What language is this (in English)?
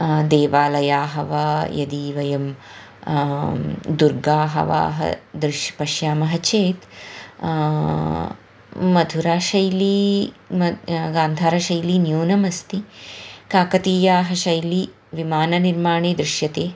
Sanskrit